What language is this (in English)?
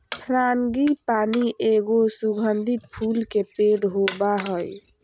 Magahi